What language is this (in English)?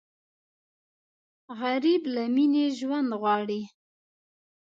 Pashto